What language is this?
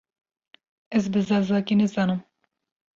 Kurdish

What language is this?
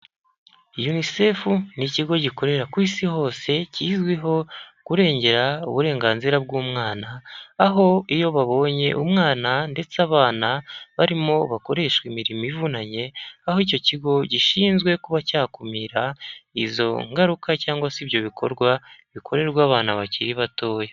Kinyarwanda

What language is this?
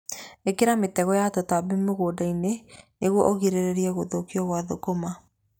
Kikuyu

